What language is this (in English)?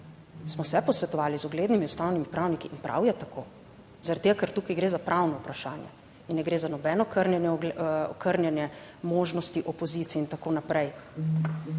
Slovenian